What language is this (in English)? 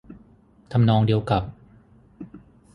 Thai